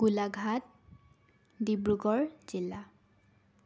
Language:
Assamese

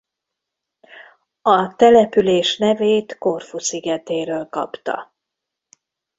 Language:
Hungarian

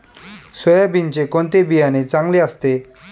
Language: Marathi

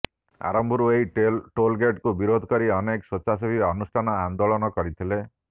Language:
Odia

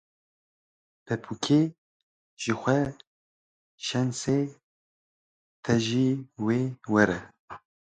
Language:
Kurdish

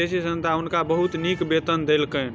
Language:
Maithili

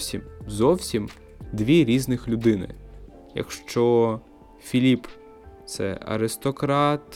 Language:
Ukrainian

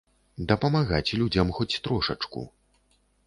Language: Belarusian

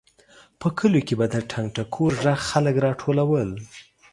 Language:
Pashto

